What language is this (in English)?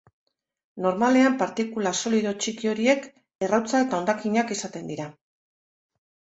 Basque